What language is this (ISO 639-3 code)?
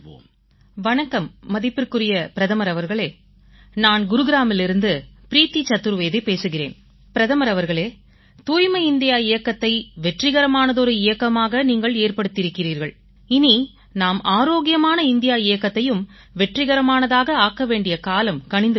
tam